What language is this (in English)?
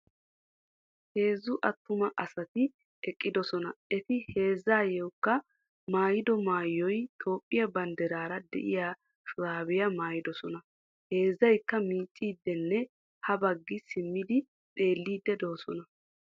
Wolaytta